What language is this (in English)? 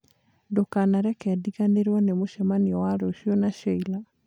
Kikuyu